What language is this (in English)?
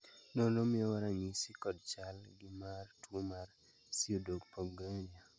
Luo (Kenya and Tanzania)